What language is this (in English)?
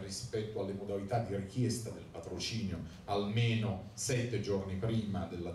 Italian